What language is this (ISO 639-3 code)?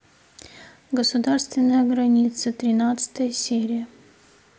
rus